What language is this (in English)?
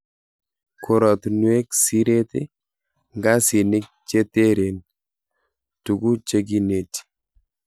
Kalenjin